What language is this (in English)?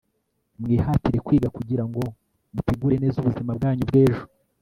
Kinyarwanda